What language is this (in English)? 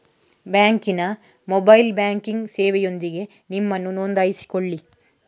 Kannada